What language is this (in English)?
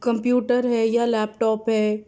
Urdu